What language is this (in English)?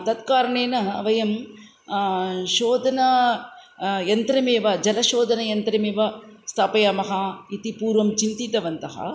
Sanskrit